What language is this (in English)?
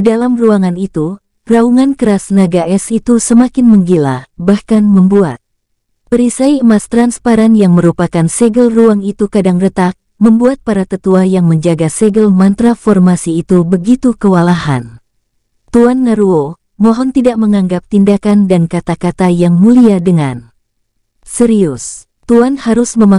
Indonesian